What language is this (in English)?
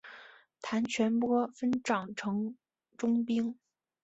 Chinese